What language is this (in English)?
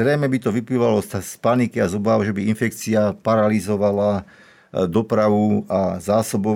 Slovak